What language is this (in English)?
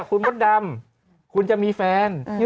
Thai